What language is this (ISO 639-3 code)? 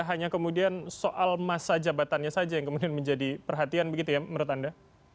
ind